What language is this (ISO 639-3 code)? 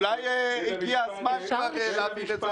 heb